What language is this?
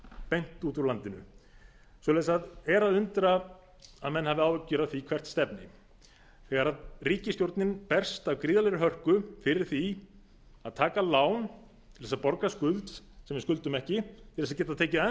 Icelandic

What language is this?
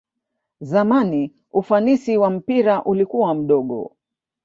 Swahili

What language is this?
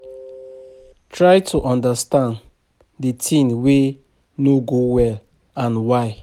Nigerian Pidgin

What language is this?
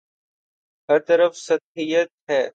Urdu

